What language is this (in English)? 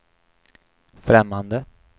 Swedish